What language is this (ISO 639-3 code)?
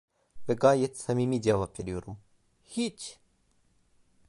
tur